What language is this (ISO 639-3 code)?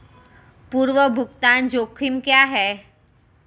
hin